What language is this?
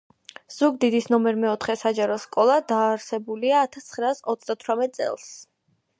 Georgian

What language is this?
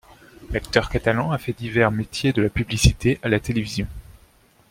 French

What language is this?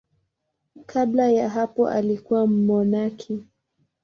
Swahili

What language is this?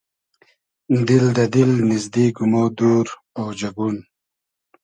Hazaragi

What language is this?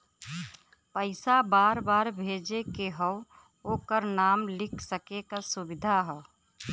Bhojpuri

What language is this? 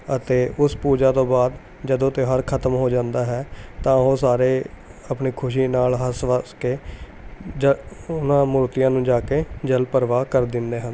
Punjabi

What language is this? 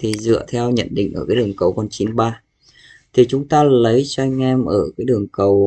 Vietnamese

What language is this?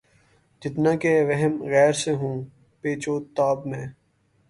Urdu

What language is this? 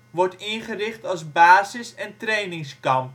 Dutch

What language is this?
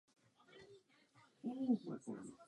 Czech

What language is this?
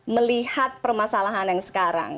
Indonesian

